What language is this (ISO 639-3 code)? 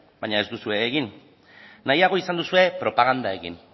eus